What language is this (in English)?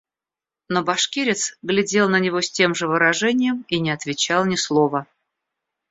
Russian